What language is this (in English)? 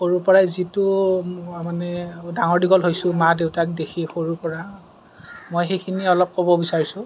Assamese